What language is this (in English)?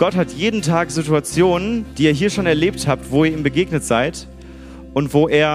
German